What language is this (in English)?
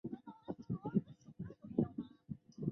Chinese